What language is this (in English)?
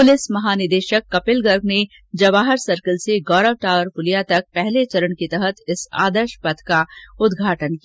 Hindi